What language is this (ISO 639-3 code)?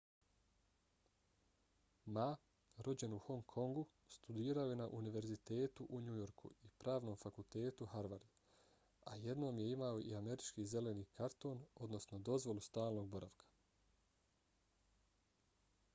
bos